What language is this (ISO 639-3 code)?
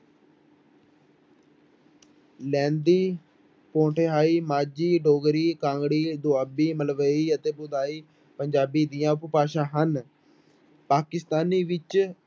pan